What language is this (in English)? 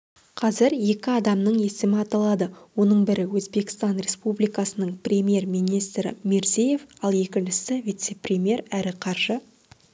Kazakh